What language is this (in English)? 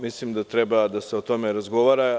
Serbian